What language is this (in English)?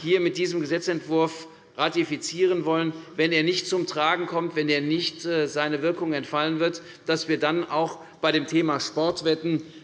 German